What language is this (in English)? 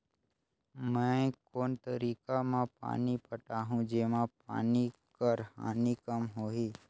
Chhattisgarhi